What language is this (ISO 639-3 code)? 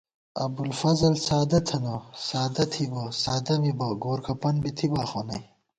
gwt